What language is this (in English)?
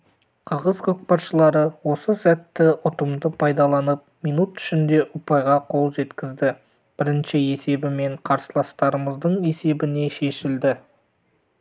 Kazakh